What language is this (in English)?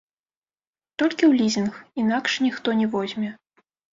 Belarusian